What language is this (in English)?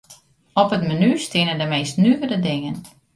Western Frisian